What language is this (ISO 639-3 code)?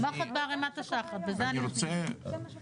heb